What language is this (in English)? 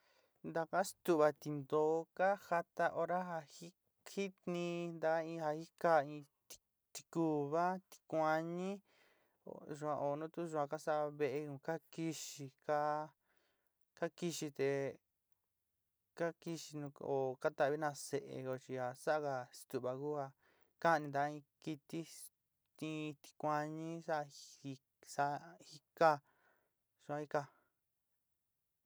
Sinicahua Mixtec